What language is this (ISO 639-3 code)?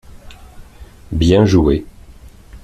fra